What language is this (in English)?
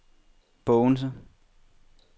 Danish